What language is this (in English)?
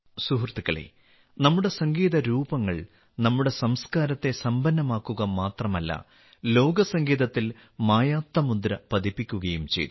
Malayalam